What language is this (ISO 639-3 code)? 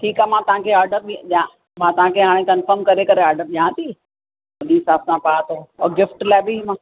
snd